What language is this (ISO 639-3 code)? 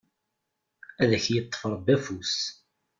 kab